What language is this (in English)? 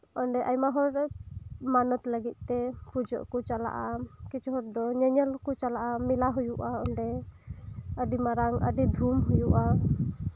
Santali